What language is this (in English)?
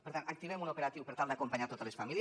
Catalan